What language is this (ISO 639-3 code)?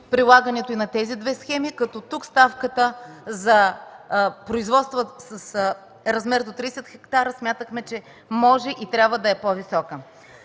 bul